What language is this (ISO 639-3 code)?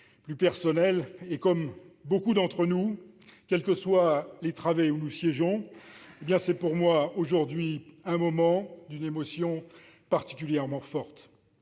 fra